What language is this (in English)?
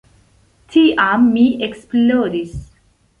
Esperanto